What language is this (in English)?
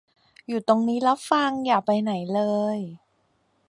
Thai